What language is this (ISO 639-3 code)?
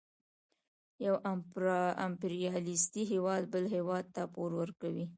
pus